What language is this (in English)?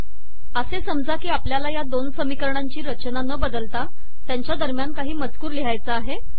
Marathi